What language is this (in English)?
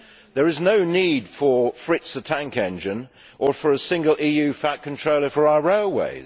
English